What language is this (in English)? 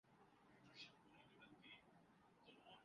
Urdu